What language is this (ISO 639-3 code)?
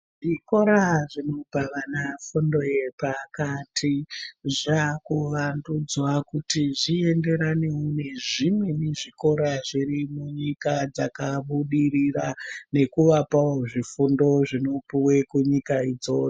ndc